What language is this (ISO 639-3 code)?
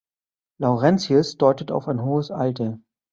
deu